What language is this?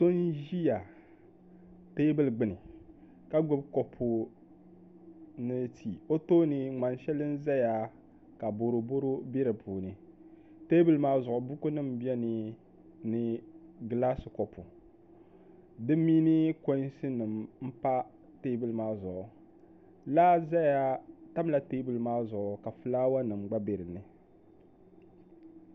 Dagbani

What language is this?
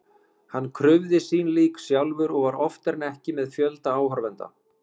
Icelandic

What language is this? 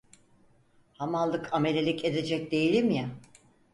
Turkish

